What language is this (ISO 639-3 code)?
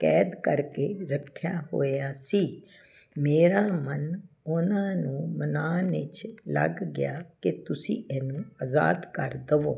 pan